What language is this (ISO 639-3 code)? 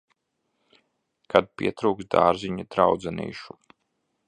lav